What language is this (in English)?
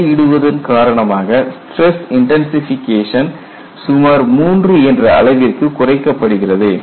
Tamil